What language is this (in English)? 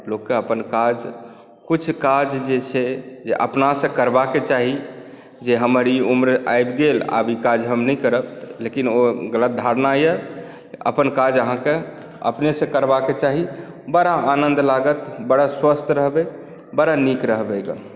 Maithili